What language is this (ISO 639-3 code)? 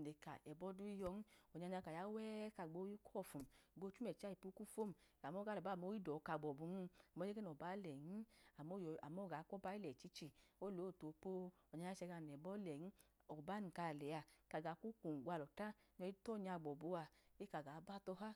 idu